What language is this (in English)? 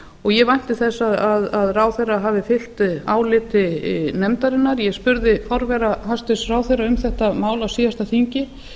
Icelandic